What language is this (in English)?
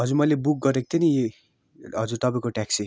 Nepali